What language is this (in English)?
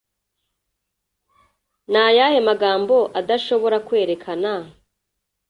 Kinyarwanda